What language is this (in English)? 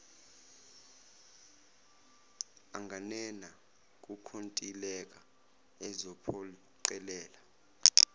Zulu